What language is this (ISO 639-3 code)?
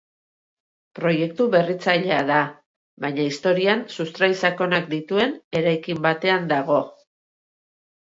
eus